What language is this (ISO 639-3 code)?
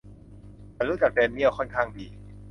tha